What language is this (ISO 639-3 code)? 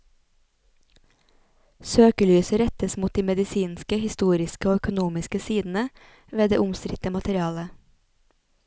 nor